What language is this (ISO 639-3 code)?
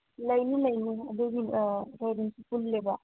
mni